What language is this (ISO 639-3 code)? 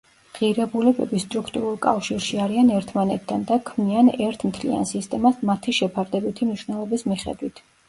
kat